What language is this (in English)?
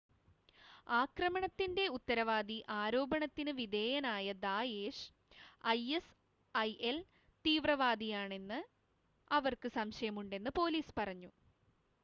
Malayalam